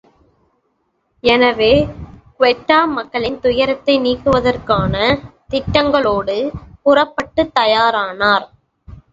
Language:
Tamil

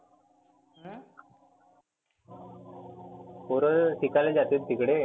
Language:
Marathi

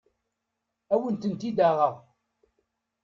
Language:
Kabyle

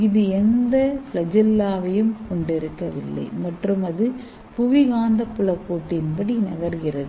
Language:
Tamil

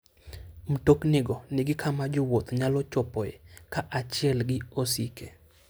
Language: Luo (Kenya and Tanzania)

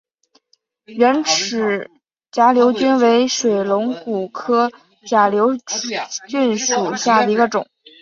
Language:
Chinese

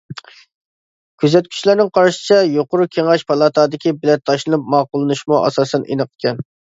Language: Uyghur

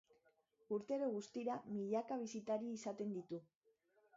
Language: Basque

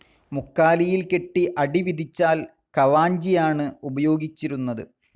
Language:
Malayalam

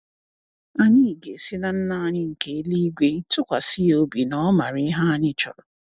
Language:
Igbo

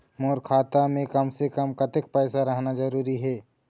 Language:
Chhattisgarhi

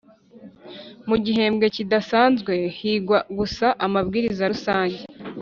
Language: Kinyarwanda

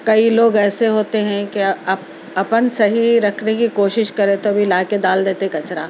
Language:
Urdu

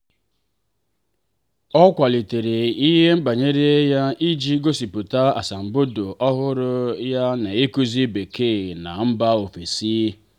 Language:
Igbo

